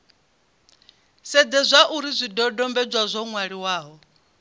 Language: Venda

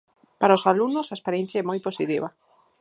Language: Galician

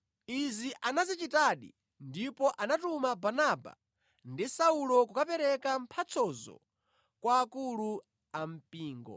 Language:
Nyanja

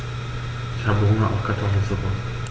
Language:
German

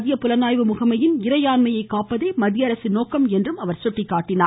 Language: Tamil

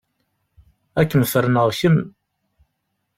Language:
Kabyle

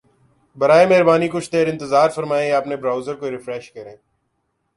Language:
Urdu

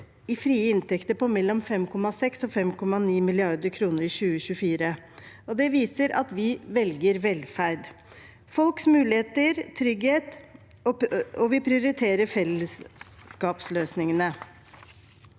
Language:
Norwegian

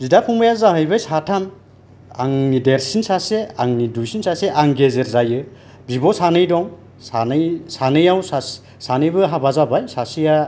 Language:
Bodo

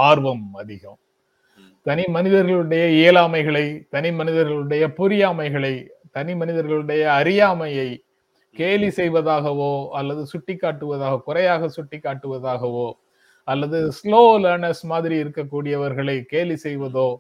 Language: Tamil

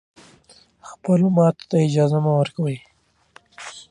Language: Pashto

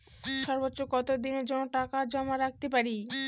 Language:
Bangla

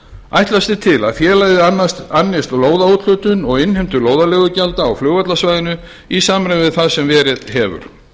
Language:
Icelandic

